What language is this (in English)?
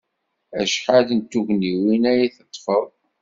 Kabyle